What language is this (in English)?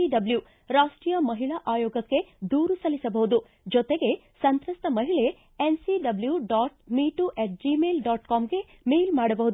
Kannada